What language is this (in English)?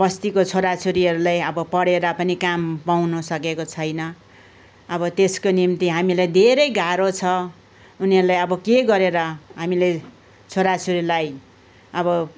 Nepali